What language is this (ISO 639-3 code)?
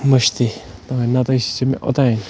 kas